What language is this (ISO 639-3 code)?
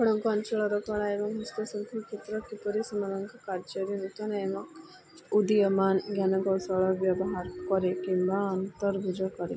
ori